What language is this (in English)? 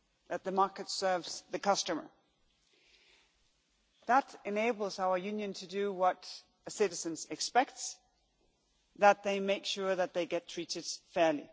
English